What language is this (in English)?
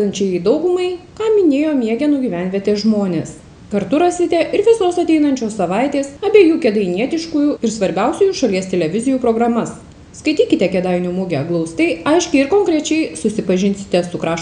Lithuanian